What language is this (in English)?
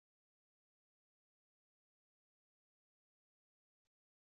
Swahili